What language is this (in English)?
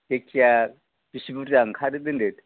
Bodo